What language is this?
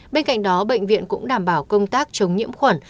Vietnamese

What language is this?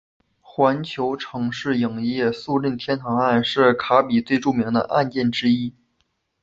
Chinese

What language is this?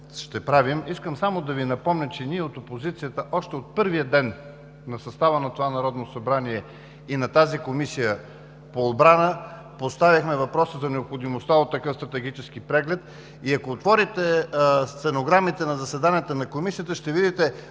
Bulgarian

